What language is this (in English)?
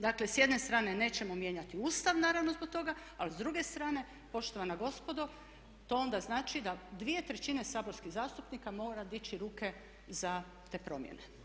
Croatian